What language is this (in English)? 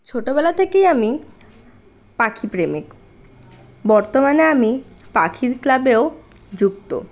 Bangla